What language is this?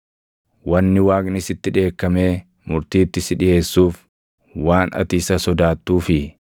Oromo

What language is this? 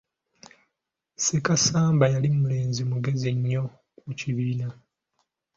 Ganda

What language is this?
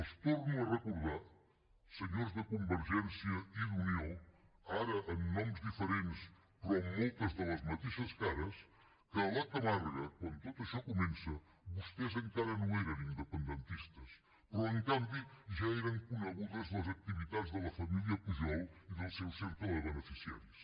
Catalan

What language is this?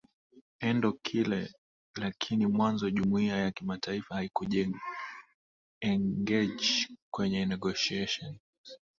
Swahili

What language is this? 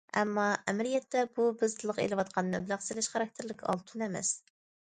Uyghur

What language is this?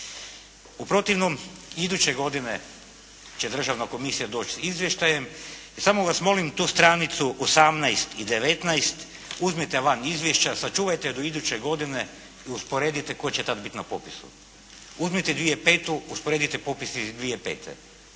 Croatian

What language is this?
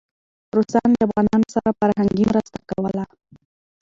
Pashto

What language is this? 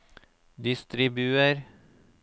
Norwegian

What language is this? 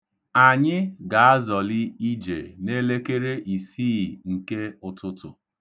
Igbo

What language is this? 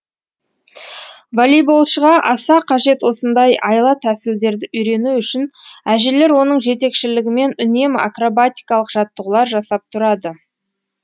Kazakh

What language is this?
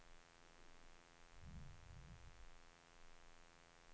Swedish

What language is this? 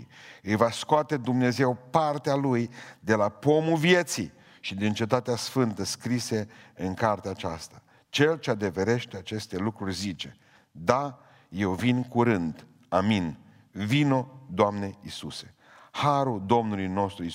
Romanian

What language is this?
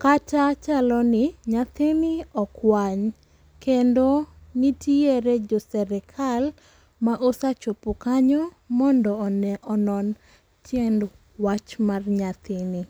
Luo (Kenya and Tanzania)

